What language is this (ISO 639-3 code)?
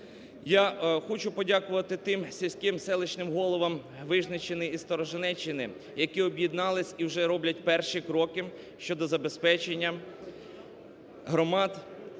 ukr